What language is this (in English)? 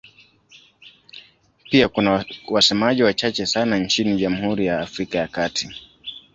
Swahili